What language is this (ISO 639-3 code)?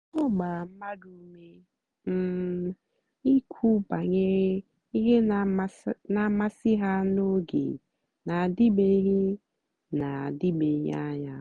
ibo